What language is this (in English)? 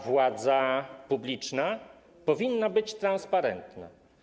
Polish